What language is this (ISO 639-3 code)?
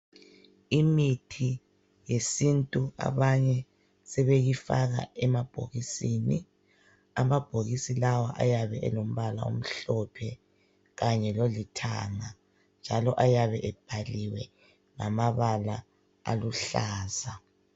nde